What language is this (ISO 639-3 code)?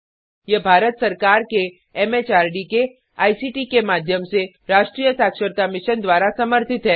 hin